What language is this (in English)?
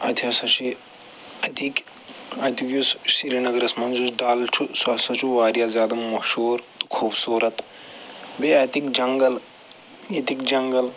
Kashmiri